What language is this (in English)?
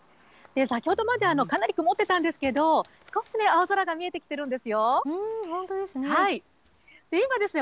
Japanese